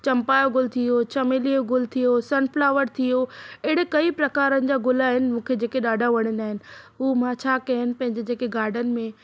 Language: Sindhi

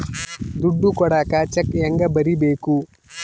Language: Kannada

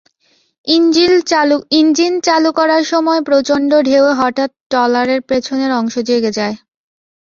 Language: Bangla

